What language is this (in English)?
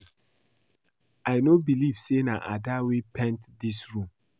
Nigerian Pidgin